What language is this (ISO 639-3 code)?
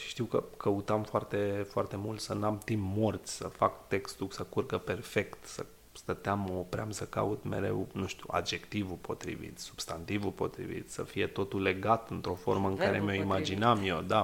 ron